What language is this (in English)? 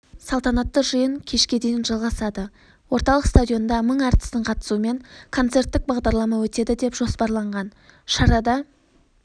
Kazakh